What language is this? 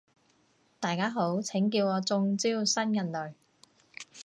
Cantonese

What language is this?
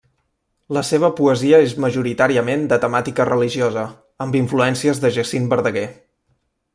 Catalan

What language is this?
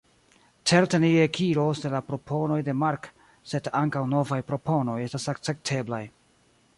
Esperanto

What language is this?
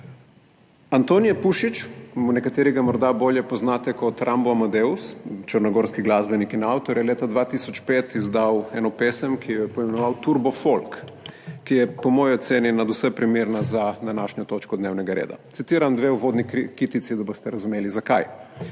Slovenian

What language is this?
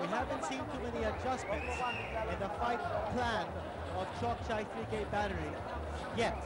English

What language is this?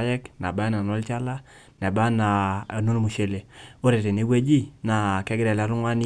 Masai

